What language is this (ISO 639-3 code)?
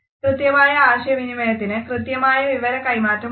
mal